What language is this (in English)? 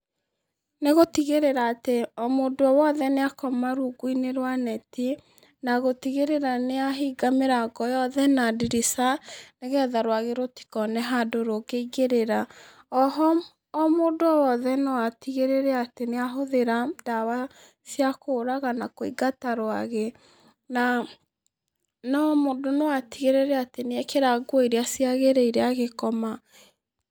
Kikuyu